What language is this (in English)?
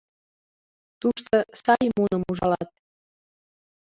Mari